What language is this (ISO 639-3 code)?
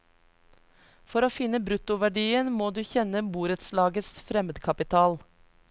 nor